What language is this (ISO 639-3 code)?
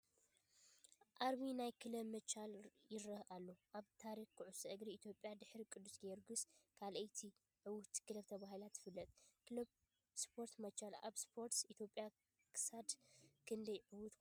tir